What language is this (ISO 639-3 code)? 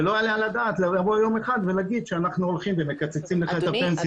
heb